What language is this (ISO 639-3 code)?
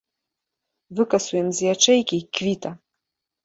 bel